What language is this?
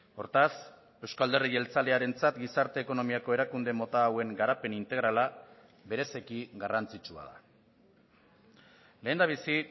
Basque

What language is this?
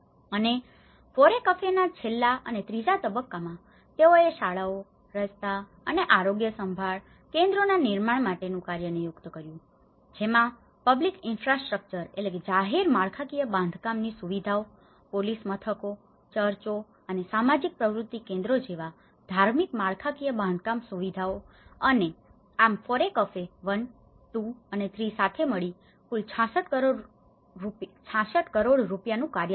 Gujarati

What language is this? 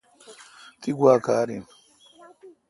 Kalkoti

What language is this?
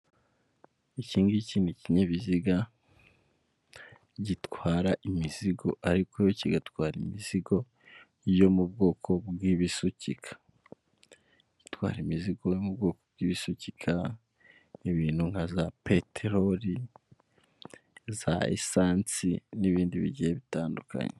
Kinyarwanda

